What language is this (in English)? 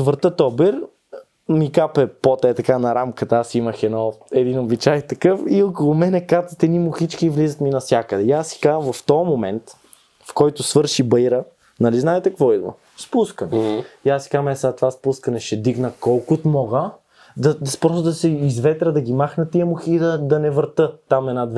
Bulgarian